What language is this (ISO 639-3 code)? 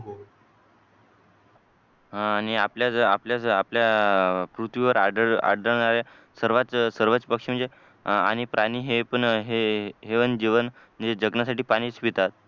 mar